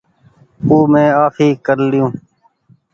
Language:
Goaria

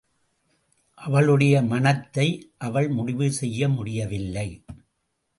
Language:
Tamil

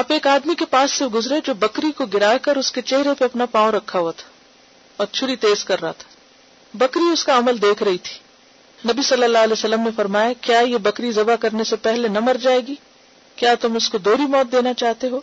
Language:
Urdu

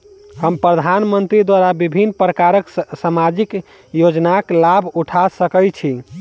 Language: Maithili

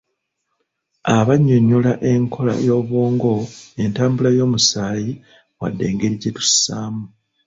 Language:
Ganda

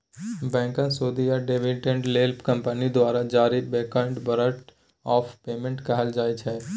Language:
Maithili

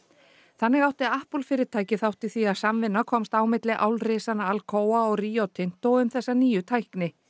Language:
Icelandic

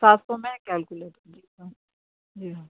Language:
Urdu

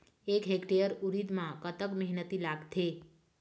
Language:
Chhattisgarhi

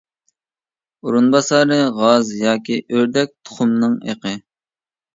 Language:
Uyghur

